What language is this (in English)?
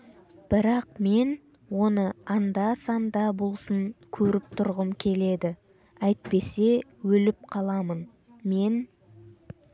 Kazakh